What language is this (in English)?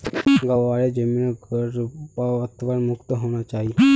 Magahi